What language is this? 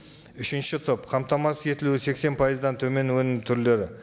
Kazakh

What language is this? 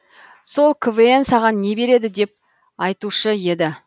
Kazakh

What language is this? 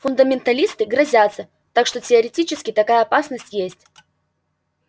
Russian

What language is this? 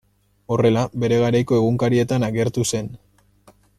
Basque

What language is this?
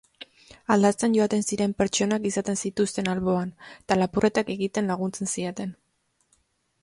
Basque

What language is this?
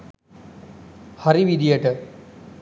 Sinhala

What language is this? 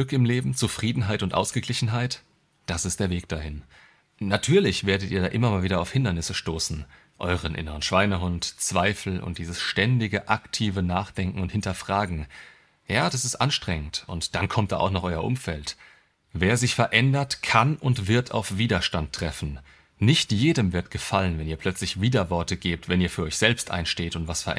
German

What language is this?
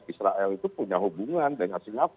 Indonesian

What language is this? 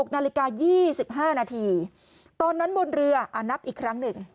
Thai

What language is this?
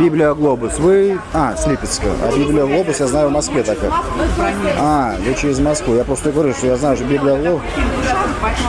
Russian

